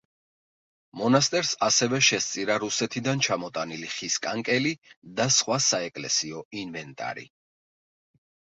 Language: Georgian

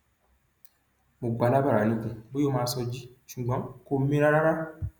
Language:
Yoruba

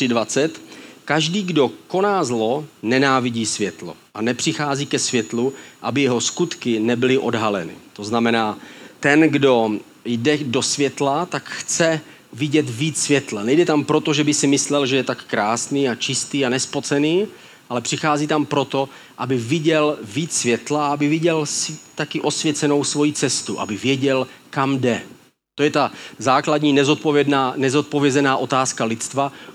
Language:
Czech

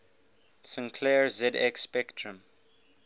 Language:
English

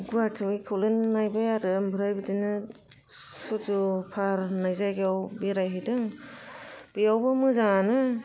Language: Bodo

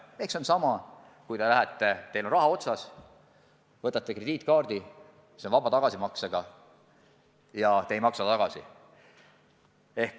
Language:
Estonian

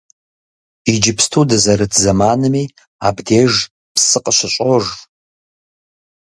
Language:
Kabardian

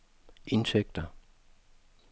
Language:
Danish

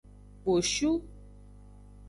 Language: Aja (Benin)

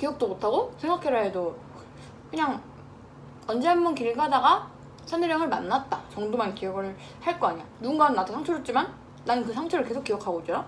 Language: Korean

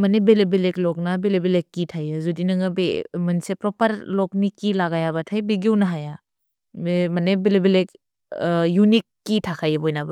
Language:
Bodo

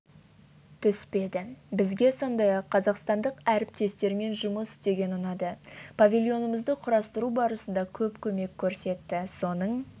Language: Kazakh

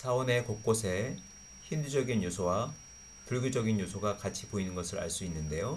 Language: Korean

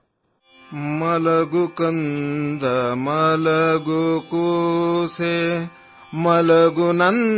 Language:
Hindi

